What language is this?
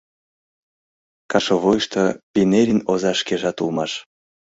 Mari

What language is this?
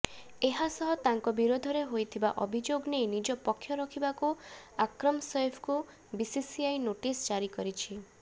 Odia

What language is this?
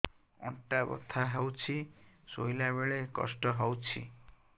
Odia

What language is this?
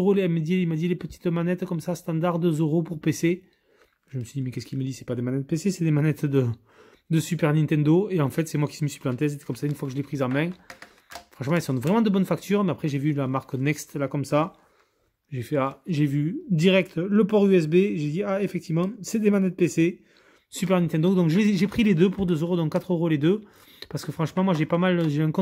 French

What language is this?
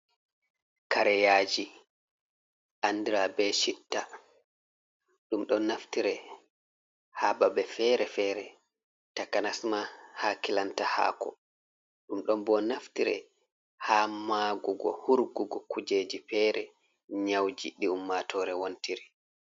Fula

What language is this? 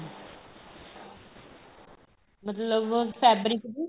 Punjabi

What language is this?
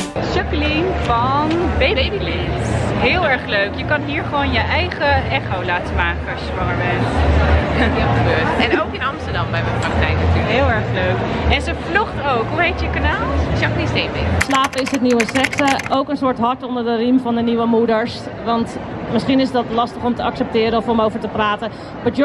Dutch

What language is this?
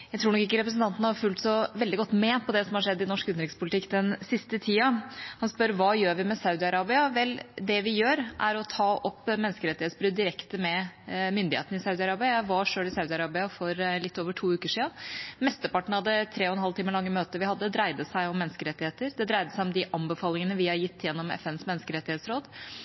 Norwegian Bokmål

